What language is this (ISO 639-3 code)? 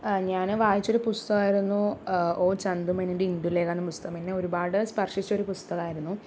mal